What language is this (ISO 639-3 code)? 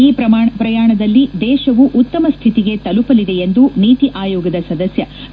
kan